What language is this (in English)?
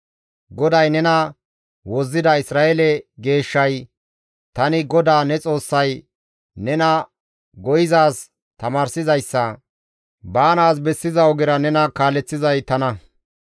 Gamo